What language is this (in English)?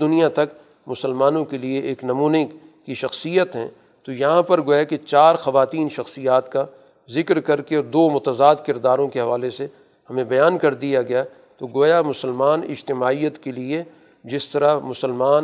Urdu